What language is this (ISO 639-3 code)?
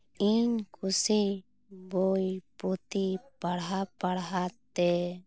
sat